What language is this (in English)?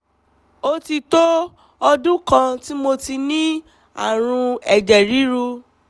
Yoruba